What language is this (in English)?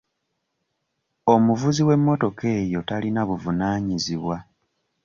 Ganda